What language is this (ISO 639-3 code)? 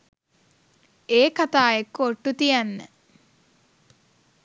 sin